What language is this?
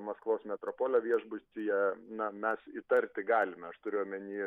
Lithuanian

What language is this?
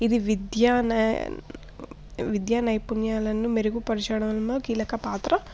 Telugu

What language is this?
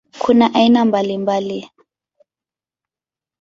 Swahili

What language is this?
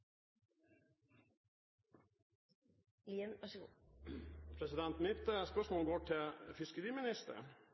Norwegian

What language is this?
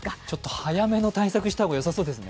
Japanese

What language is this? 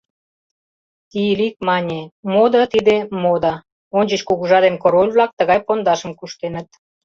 Mari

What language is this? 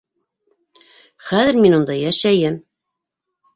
Bashkir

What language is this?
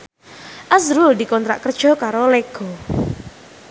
Javanese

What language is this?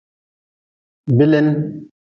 Nawdm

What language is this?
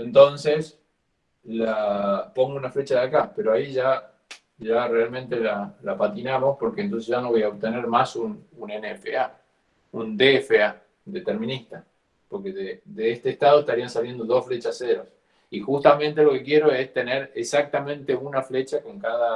Spanish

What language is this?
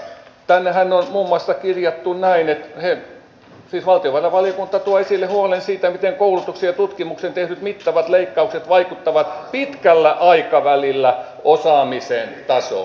Finnish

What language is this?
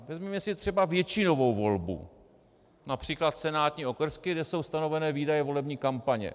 Czech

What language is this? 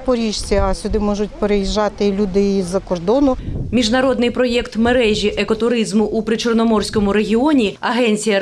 Ukrainian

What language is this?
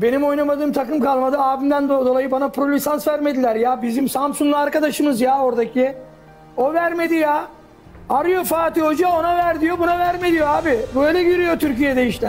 Turkish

